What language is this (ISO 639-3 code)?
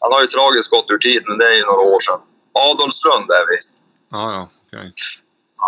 swe